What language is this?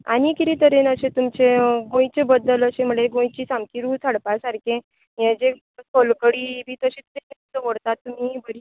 Konkani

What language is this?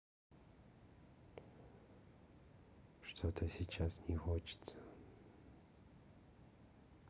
Russian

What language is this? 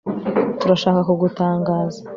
Kinyarwanda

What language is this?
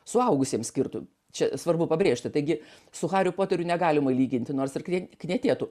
Lithuanian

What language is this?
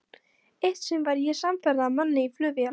Icelandic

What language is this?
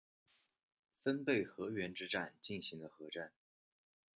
Chinese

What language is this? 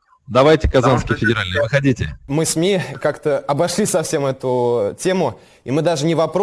Russian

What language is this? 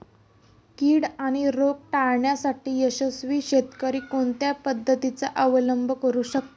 Marathi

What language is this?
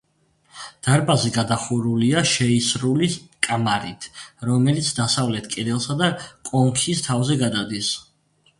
Georgian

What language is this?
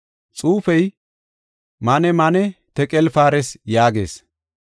Gofa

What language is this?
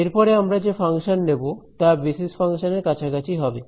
Bangla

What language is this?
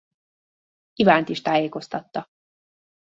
Hungarian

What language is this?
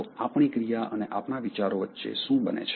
Gujarati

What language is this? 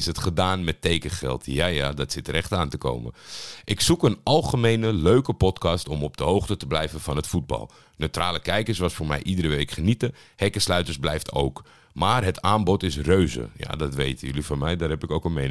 Dutch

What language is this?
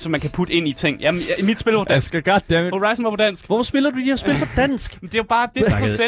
Danish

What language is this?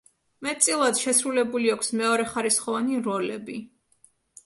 Georgian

